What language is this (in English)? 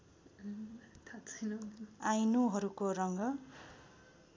Nepali